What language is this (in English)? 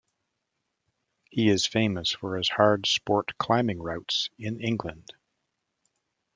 English